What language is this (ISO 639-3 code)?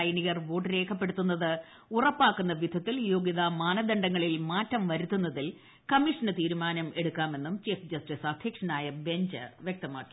mal